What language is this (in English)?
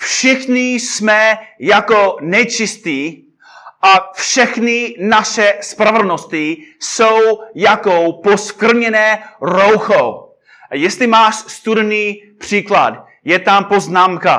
Czech